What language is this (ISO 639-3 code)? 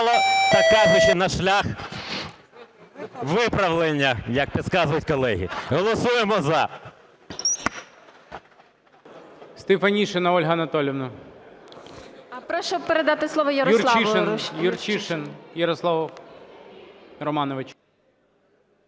ukr